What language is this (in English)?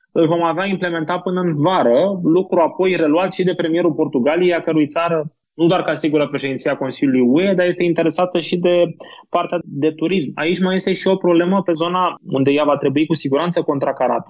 Romanian